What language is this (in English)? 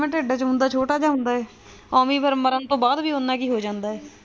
Punjabi